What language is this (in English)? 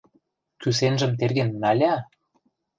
Mari